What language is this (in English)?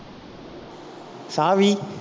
Tamil